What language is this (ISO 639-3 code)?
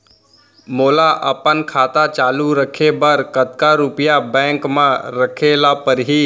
hne